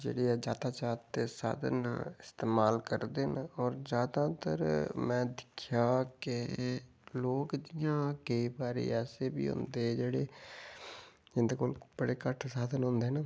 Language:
Dogri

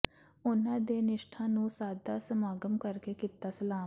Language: Punjabi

